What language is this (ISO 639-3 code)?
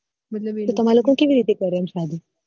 guj